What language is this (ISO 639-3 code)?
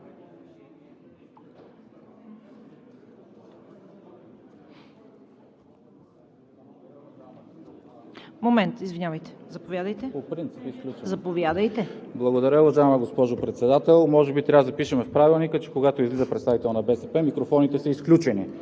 bul